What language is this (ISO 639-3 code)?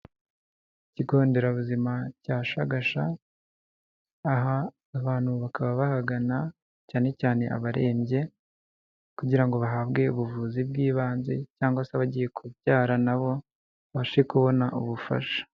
kin